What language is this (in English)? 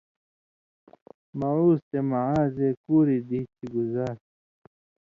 Indus Kohistani